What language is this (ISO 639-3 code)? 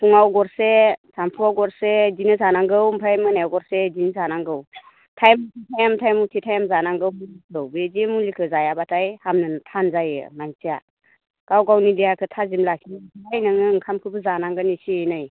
brx